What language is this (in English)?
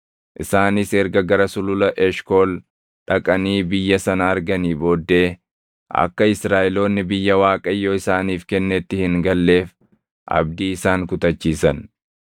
Oromo